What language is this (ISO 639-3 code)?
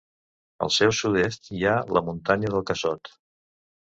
cat